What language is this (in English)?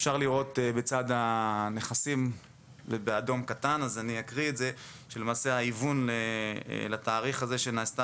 Hebrew